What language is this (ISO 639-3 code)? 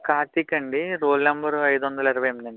tel